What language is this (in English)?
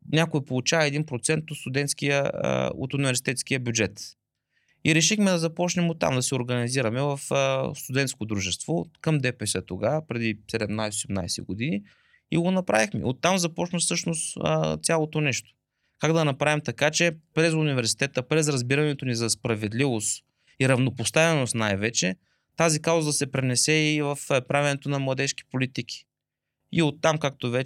Bulgarian